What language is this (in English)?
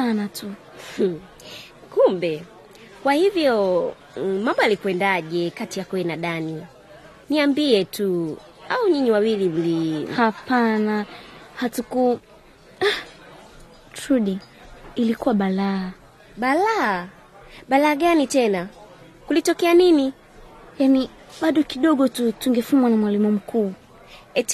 Swahili